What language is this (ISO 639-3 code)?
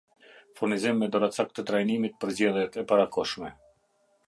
sqi